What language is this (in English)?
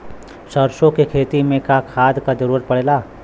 Bhojpuri